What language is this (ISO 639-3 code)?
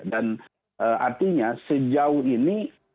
ind